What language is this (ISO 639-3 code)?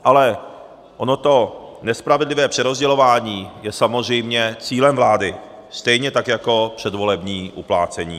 ces